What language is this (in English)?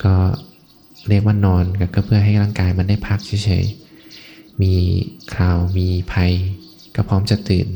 Thai